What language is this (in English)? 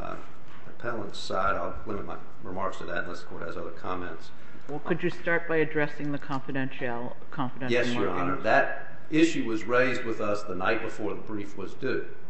English